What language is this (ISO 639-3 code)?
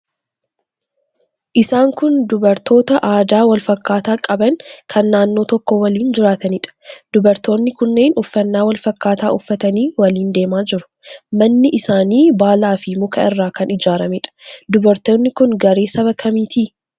orm